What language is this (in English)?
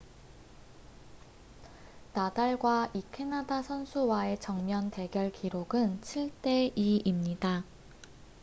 Korean